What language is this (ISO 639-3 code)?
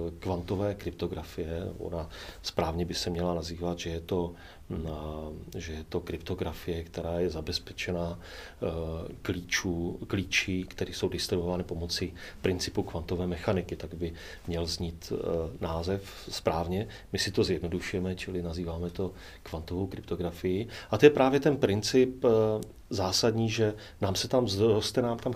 ces